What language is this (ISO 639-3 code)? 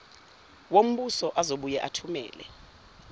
zul